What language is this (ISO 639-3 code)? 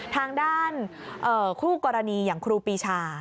tha